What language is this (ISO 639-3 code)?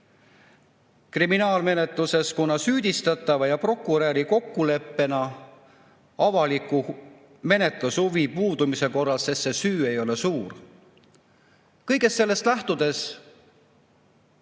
est